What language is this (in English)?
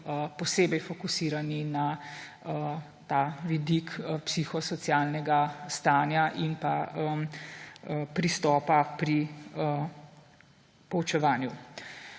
Slovenian